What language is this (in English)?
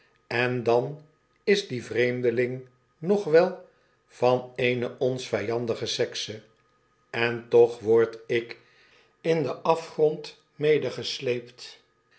Dutch